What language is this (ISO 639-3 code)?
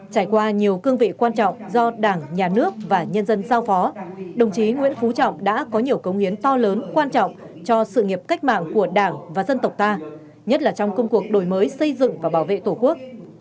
vie